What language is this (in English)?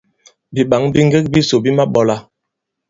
Bankon